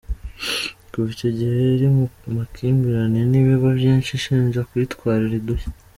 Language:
Kinyarwanda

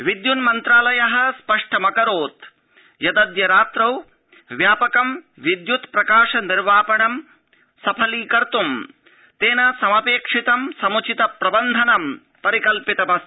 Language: Sanskrit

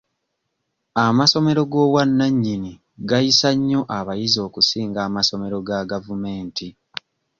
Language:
Ganda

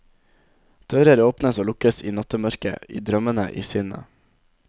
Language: Norwegian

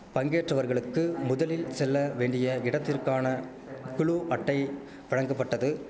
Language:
Tamil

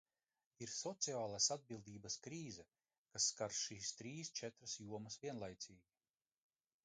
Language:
Latvian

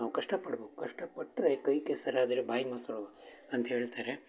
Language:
Kannada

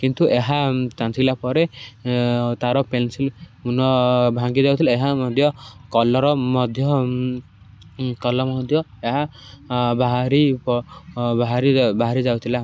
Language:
Odia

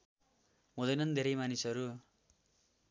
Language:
Nepali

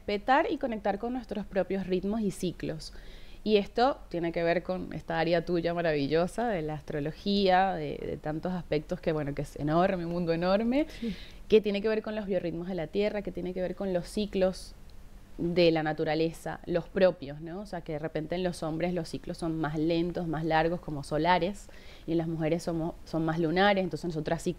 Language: Spanish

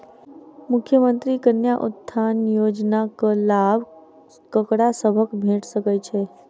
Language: Maithili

